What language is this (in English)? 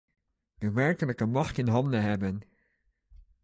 Dutch